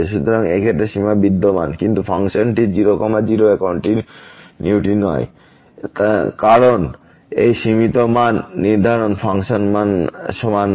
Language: Bangla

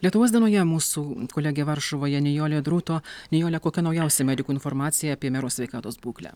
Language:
Lithuanian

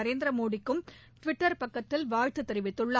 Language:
Tamil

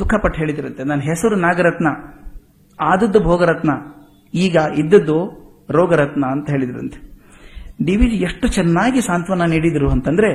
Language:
Kannada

